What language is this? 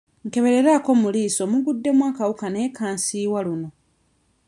Ganda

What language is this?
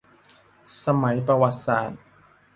Thai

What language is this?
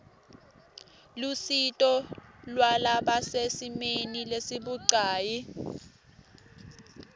Swati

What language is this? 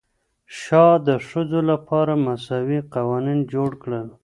Pashto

